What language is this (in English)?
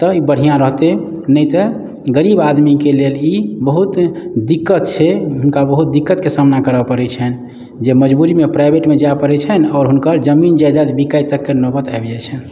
Maithili